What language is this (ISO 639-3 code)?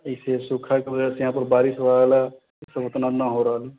mai